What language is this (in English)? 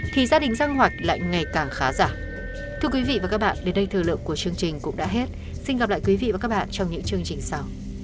Vietnamese